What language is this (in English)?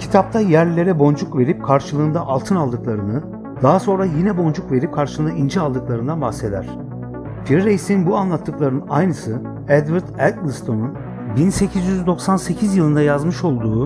Turkish